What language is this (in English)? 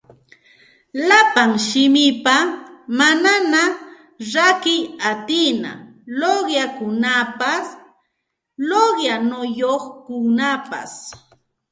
Santa Ana de Tusi Pasco Quechua